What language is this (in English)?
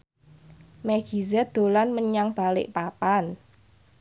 Javanese